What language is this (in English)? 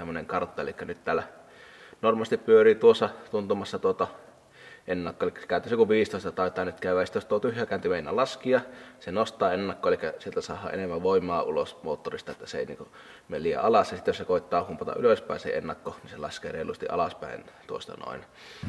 Finnish